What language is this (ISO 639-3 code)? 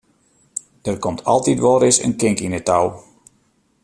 fry